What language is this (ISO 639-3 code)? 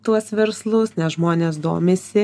lit